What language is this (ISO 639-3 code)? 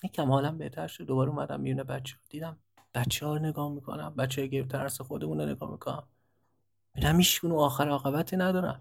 fas